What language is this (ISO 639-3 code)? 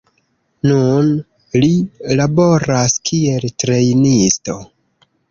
epo